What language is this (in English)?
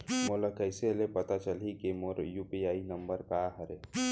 Chhattisgarhi